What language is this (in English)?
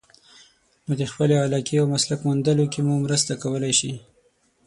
Pashto